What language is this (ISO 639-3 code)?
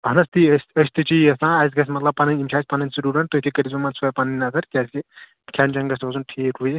kas